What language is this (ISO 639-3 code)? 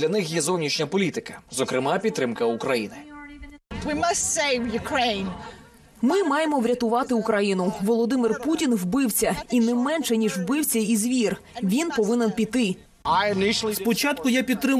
ukr